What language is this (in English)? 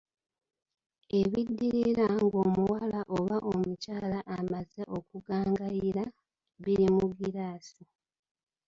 Ganda